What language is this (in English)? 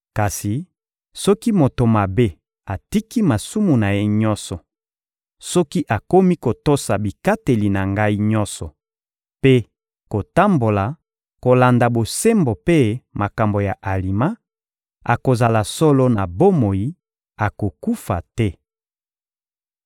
Lingala